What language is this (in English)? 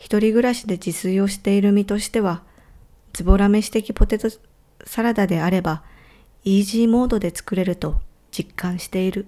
Japanese